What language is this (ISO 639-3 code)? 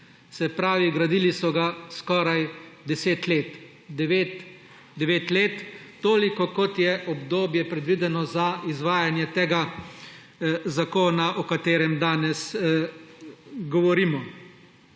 slv